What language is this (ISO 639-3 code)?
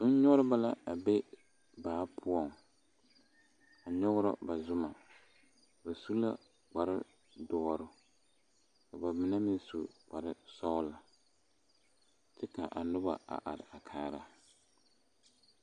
dga